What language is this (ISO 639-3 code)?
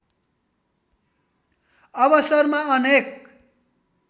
nep